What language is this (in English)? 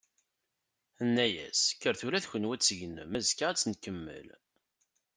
Kabyle